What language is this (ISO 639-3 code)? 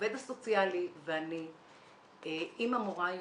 heb